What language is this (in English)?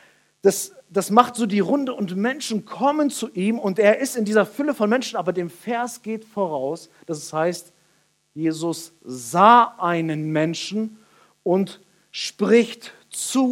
German